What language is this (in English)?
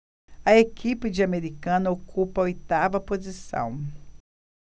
Portuguese